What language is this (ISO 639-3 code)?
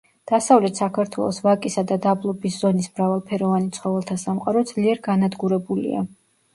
kat